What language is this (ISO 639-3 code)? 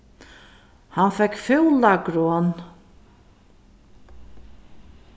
fao